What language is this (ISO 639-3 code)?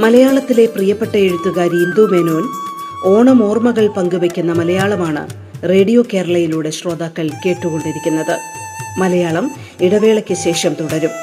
mal